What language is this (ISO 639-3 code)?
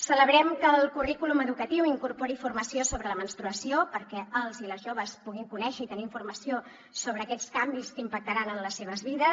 cat